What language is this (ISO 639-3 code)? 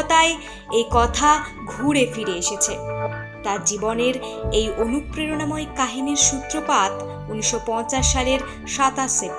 ben